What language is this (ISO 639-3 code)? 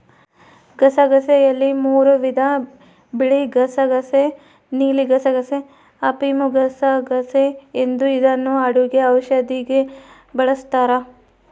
kan